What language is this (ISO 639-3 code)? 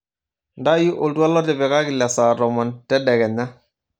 mas